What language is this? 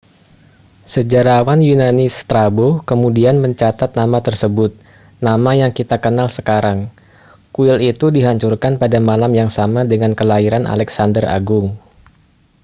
Indonesian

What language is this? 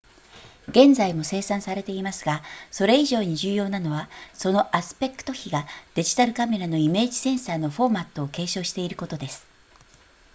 Japanese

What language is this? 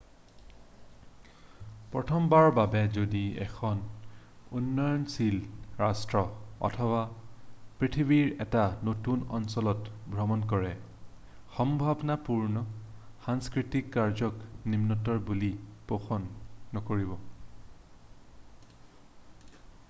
Assamese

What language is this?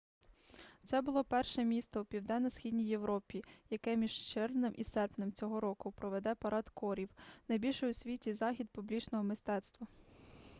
Ukrainian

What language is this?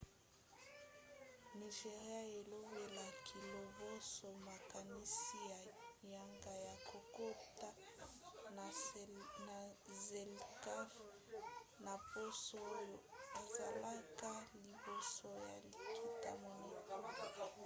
Lingala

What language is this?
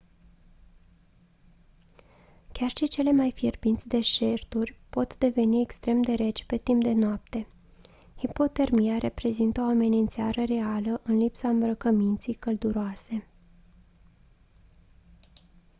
Romanian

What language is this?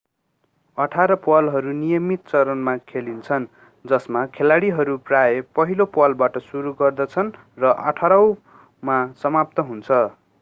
Nepali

